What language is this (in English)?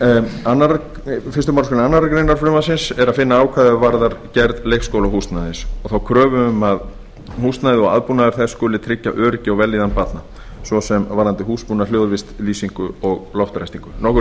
Icelandic